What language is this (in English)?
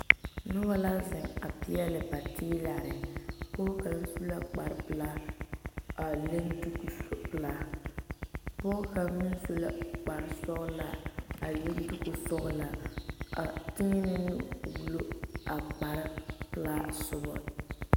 Southern Dagaare